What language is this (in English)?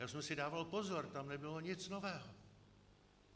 Czech